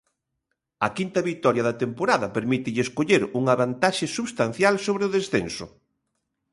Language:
Galician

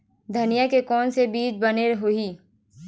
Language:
Chhattisgarhi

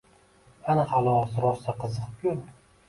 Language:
Uzbek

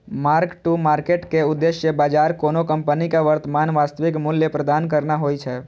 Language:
Maithili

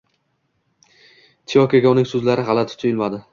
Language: Uzbek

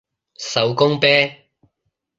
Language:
Cantonese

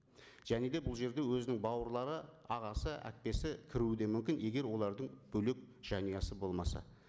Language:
Kazakh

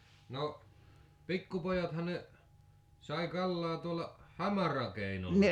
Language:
Finnish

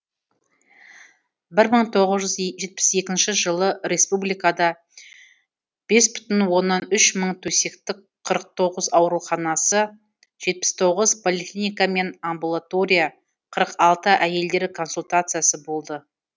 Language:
Kazakh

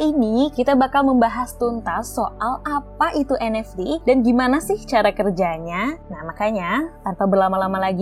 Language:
Indonesian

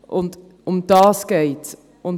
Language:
Swiss German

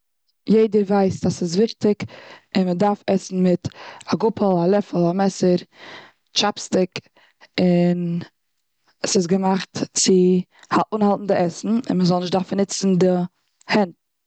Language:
Yiddish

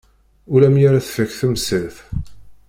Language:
Kabyle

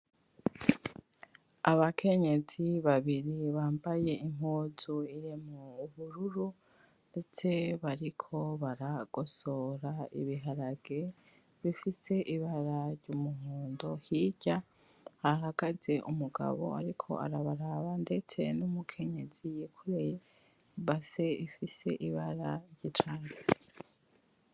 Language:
Rundi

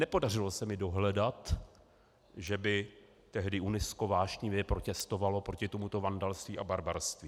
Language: Czech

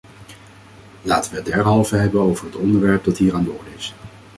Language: Dutch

